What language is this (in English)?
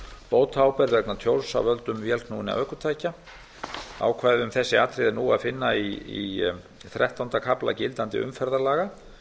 Icelandic